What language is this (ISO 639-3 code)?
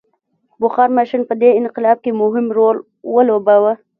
pus